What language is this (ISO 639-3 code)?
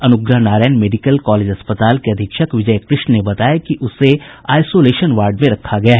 hin